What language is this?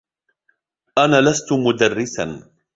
Arabic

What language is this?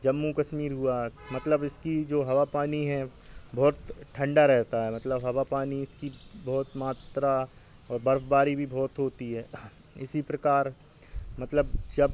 Hindi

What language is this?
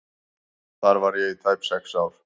Icelandic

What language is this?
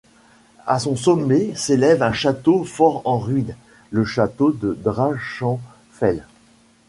French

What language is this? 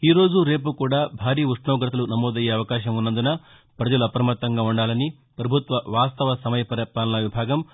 Telugu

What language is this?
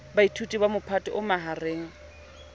Southern Sotho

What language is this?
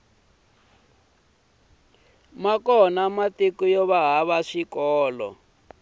Tsonga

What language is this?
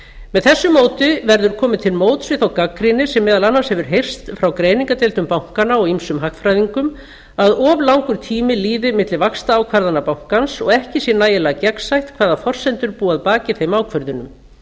Icelandic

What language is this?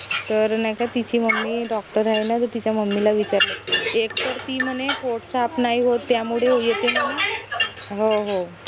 Marathi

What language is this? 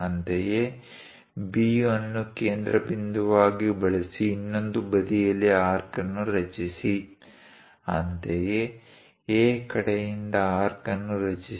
Kannada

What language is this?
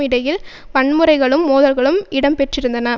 Tamil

